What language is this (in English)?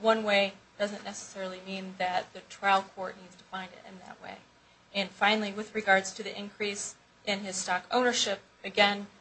English